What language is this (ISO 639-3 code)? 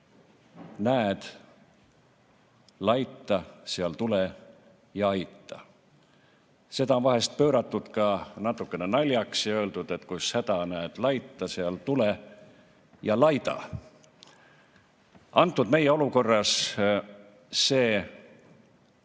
est